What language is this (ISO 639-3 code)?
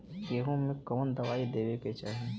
bho